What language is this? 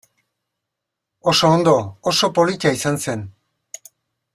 Basque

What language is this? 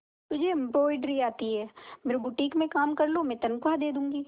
Hindi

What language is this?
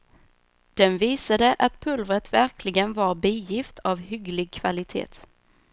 Swedish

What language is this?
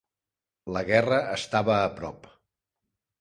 Catalan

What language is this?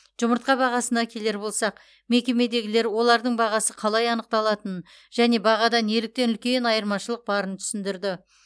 Kazakh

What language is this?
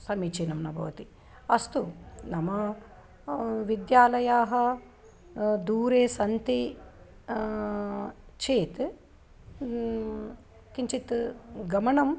Sanskrit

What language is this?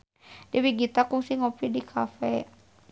Sundanese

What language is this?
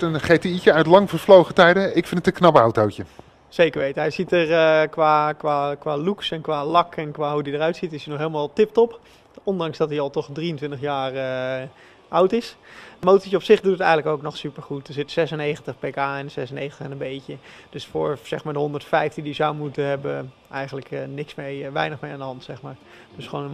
Dutch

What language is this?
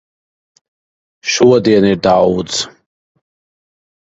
Latvian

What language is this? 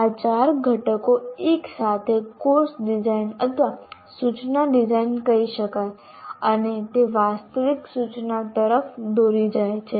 Gujarati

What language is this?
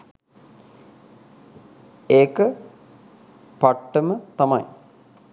Sinhala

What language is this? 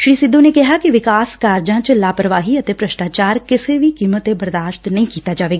Punjabi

